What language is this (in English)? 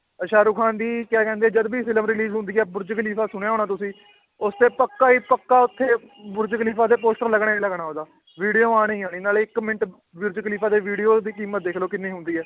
Punjabi